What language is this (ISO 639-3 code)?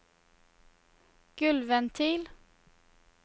nor